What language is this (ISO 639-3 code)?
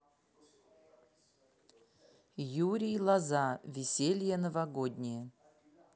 rus